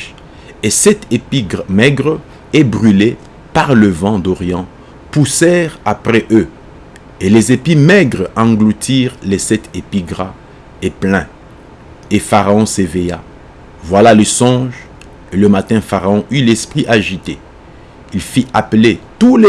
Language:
French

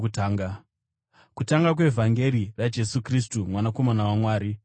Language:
Shona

